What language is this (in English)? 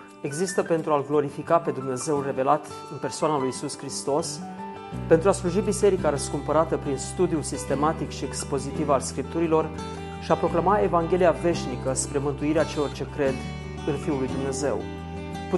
Romanian